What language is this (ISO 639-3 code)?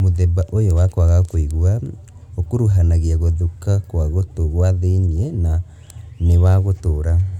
kik